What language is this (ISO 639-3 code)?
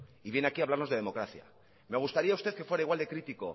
spa